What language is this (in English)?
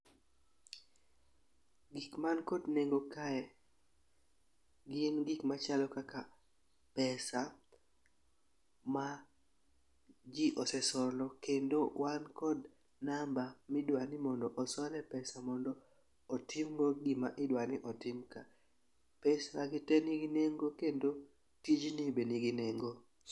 Luo (Kenya and Tanzania)